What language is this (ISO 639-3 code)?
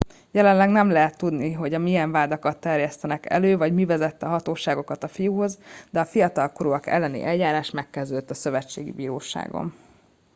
hun